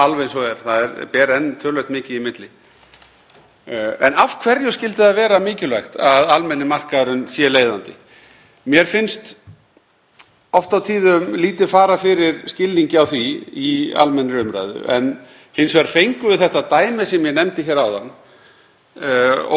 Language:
Icelandic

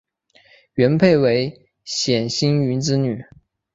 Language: Chinese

